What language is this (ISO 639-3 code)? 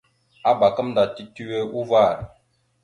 mxu